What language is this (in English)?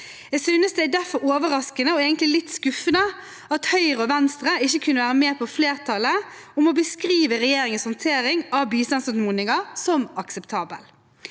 Norwegian